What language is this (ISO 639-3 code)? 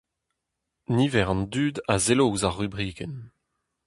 bre